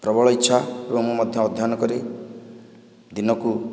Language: Odia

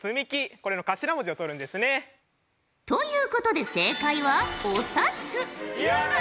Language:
Japanese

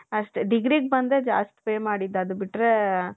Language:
Kannada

